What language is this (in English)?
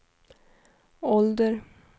Swedish